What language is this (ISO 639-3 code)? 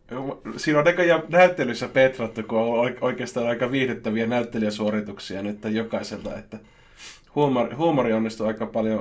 fin